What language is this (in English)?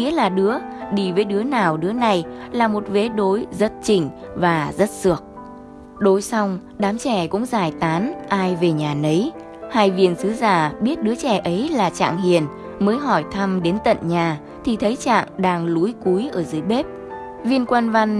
Vietnamese